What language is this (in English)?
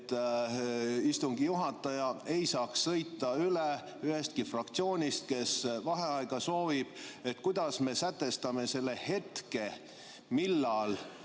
Estonian